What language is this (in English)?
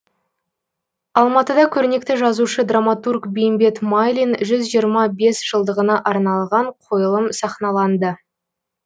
Kazakh